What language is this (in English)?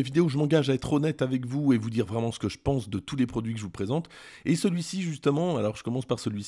French